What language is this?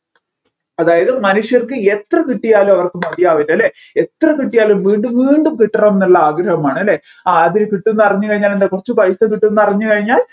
Malayalam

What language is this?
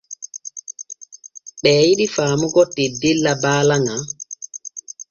Borgu Fulfulde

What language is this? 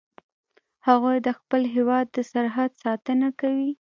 Pashto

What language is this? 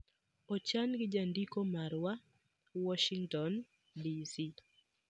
Luo (Kenya and Tanzania)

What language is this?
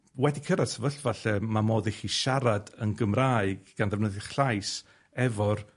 Welsh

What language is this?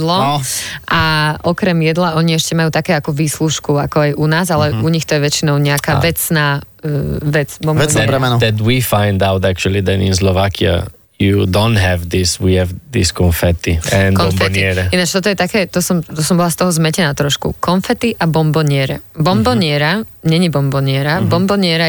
Slovak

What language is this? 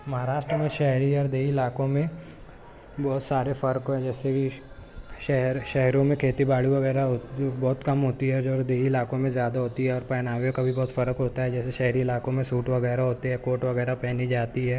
Urdu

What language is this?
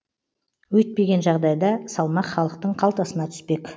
Kazakh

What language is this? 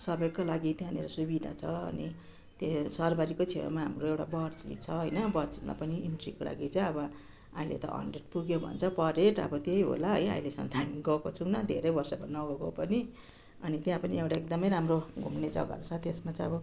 Nepali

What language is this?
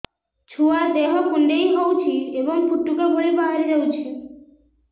Odia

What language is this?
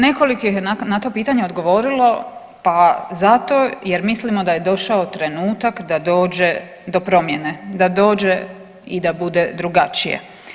Croatian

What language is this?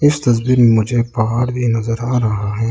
Hindi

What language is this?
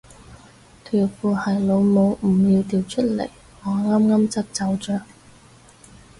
Cantonese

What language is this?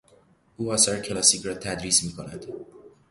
Persian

